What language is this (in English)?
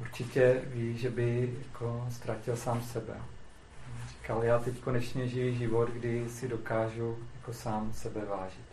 Czech